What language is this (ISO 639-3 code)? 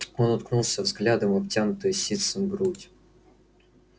rus